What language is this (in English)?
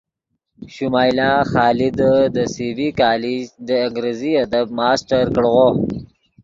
Yidgha